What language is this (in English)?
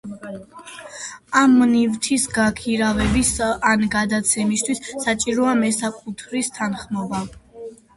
Georgian